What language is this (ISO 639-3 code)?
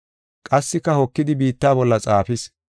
gof